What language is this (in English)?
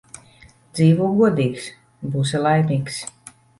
Latvian